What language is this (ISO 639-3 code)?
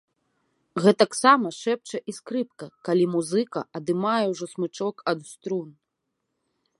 bel